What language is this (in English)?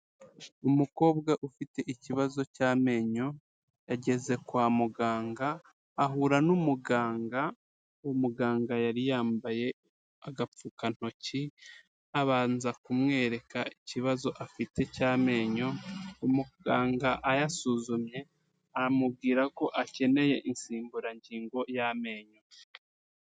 Kinyarwanda